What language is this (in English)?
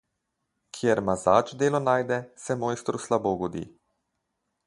Slovenian